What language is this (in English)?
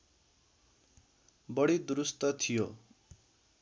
Nepali